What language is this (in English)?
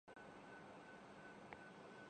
Urdu